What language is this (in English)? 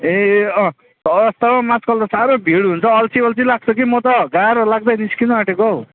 Nepali